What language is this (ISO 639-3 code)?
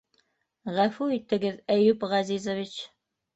bak